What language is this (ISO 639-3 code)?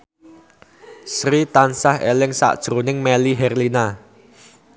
jav